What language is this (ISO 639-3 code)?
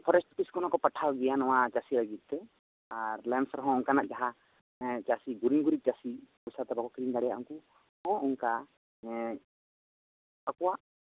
sat